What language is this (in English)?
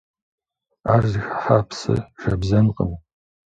Kabardian